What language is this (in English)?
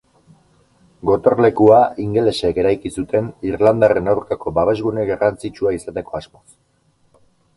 Basque